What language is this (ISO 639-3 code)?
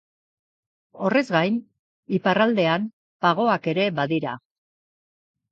eus